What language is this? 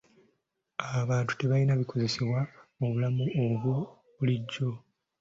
Ganda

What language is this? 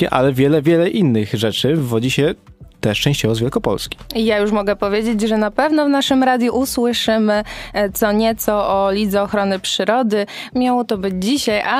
Polish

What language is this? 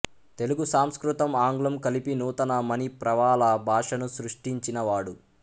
Telugu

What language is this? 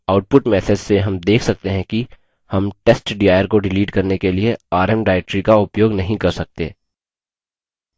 Hindi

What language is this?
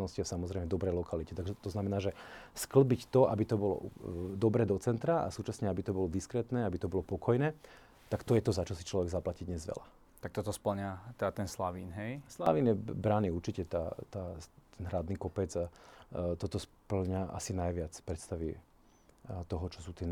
Slovak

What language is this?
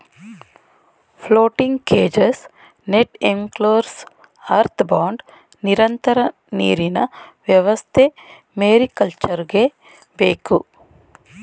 Kannada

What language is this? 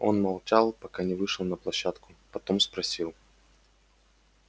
Russian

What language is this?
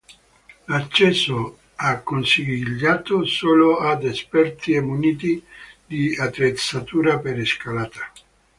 Italian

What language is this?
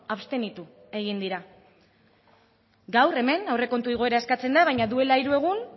Basque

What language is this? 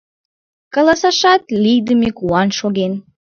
Mari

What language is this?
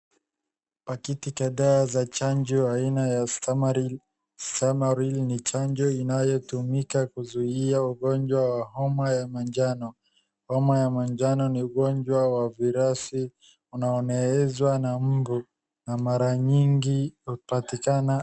Swahili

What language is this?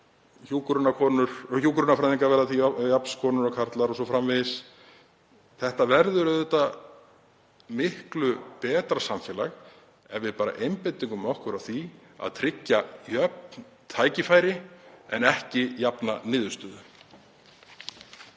Icelandic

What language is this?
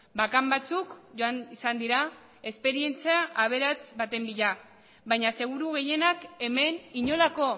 Basque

